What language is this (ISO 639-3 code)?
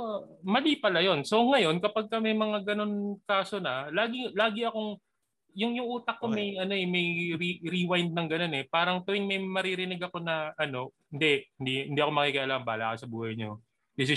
fil